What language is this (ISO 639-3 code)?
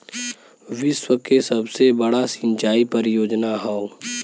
bho